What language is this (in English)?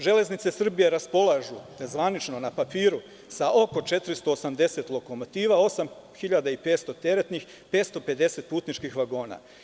Serbian